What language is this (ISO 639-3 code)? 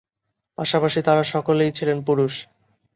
ben